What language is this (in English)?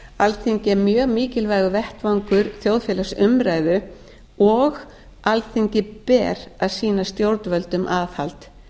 Icelandic